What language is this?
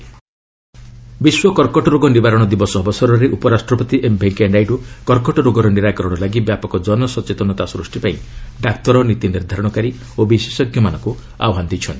Odia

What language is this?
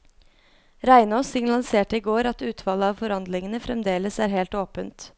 Norwegian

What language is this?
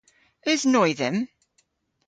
Cornish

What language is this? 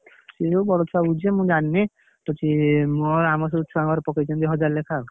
Odia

